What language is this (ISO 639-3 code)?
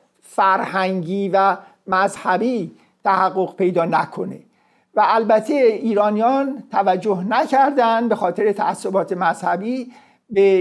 fas